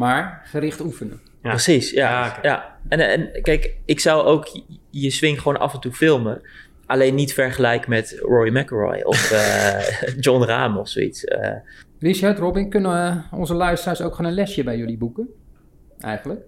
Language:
Dutch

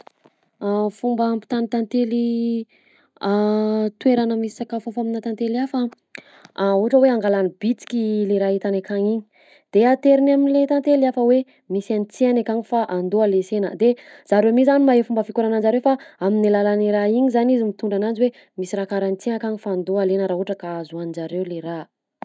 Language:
Southern Betsimisaraka Malagasy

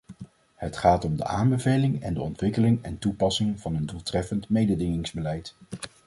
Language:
Dutch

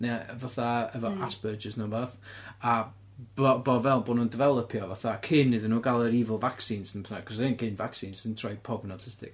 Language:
Welsh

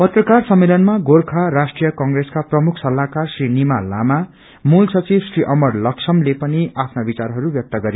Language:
Nepali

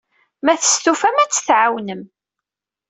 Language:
Kabyle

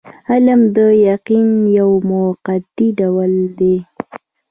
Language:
Pashto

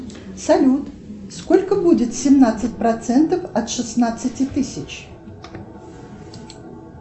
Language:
Russian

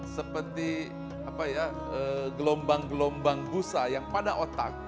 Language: Indonesian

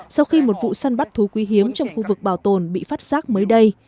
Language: Vietnamese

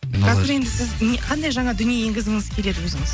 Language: Kazakh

